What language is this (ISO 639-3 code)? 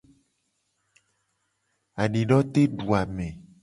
gej